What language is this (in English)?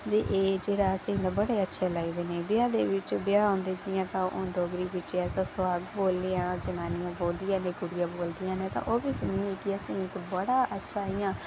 Dogri